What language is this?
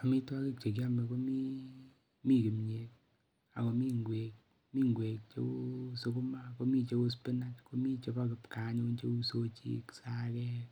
Kalenjin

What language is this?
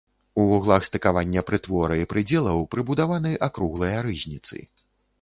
Belarusian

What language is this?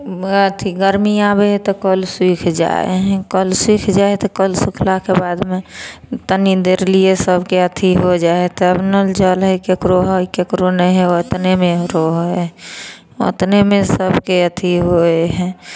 Maithili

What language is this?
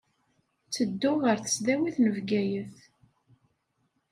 Kabyle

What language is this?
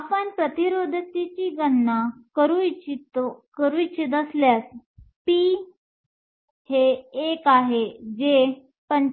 Marathi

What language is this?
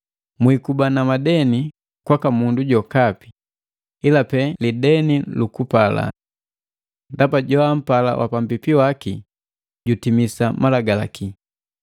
Matengo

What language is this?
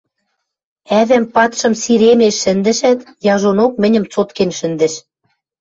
Western Mari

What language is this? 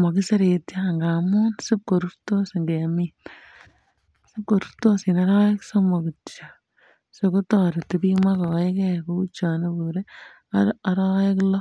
Kalenjin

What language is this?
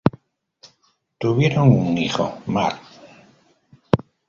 Spanish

